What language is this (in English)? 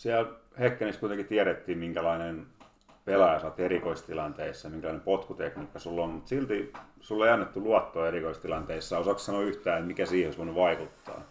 Finnish